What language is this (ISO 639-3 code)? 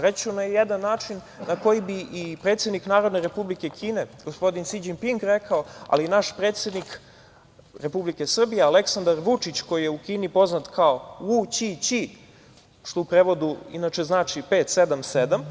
srp